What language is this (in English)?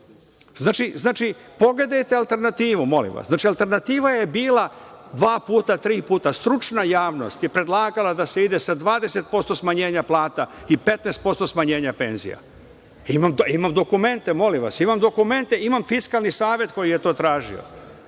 Serbian